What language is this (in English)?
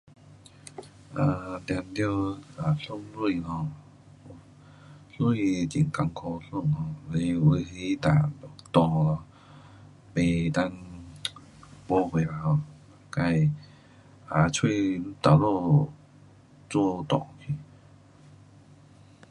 Pu-Xian Chinese